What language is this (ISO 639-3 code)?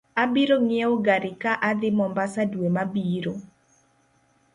luo